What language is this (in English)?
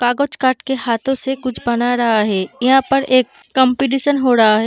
Hindi